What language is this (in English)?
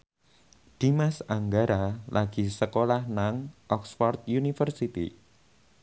Javanese